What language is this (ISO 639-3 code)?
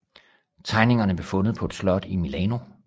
dan